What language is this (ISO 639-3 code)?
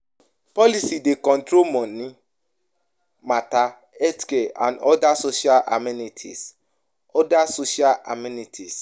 pcm